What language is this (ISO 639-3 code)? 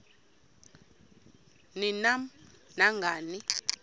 xho